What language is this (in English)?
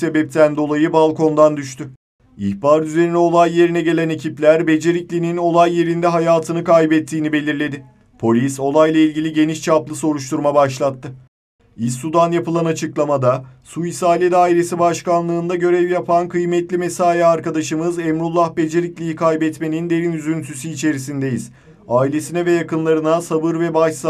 Turkish